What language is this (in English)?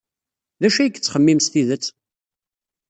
Kabyle